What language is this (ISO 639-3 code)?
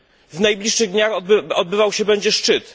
pol